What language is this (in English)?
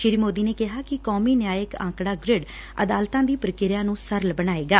Punjabi